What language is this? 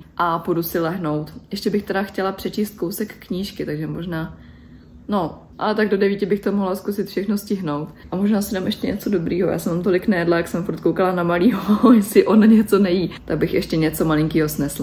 Czech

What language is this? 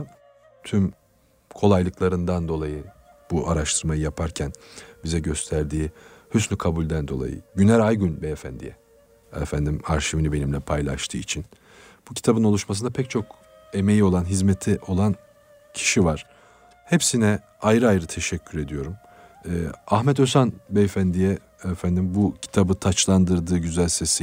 Turkish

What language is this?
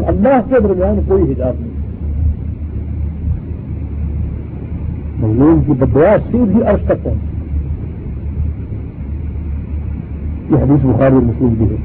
Urdu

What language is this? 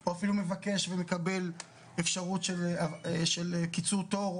Hebrew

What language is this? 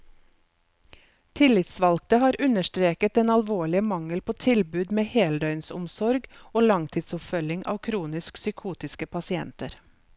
Norwegian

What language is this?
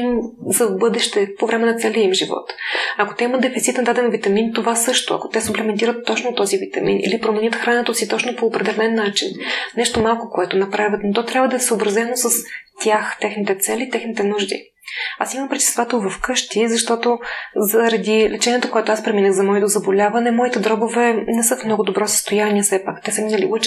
Bulgarian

